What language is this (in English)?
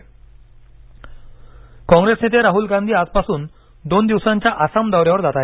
Marathi